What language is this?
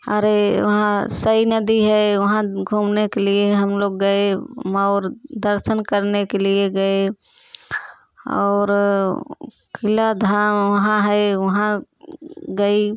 Hindi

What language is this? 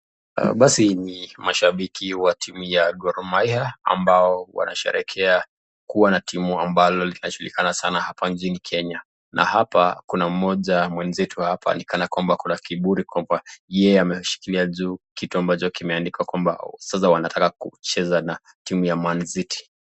Swahili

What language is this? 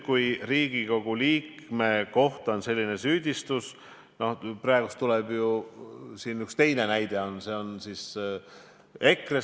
Estonian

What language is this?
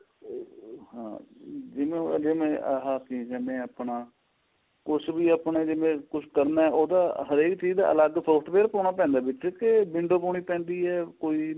Punjabi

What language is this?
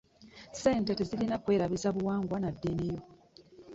Ganda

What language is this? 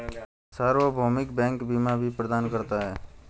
Hindi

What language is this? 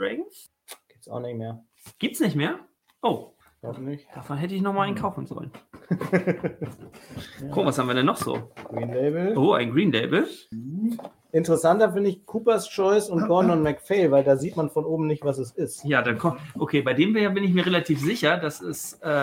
German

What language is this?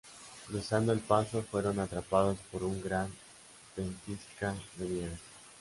Spanish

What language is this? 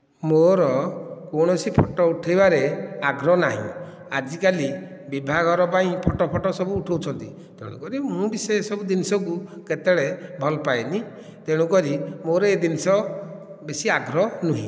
Odia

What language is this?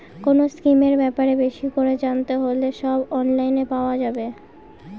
Bangla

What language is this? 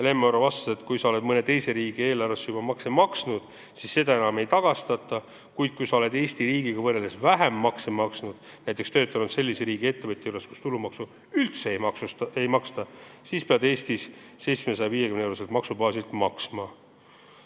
Estonian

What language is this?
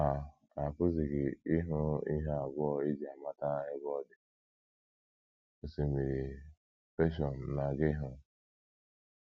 Igbo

